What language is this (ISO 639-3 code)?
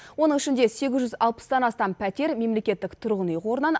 kaz